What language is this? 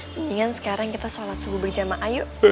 Indonesian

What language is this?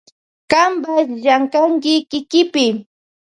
Loja Highland Quichua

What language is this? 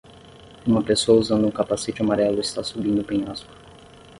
Portuguese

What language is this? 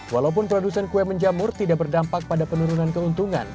Indonesian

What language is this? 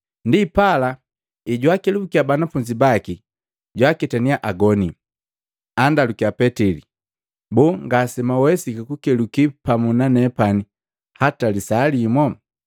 Matengo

